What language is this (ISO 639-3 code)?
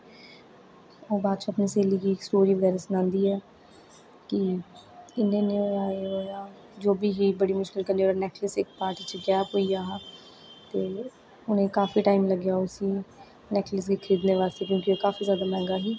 doi